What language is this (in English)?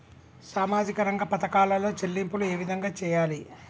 Telugu